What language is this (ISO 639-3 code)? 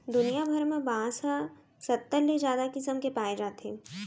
hne